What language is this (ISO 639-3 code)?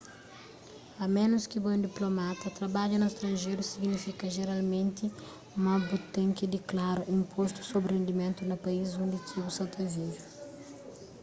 kea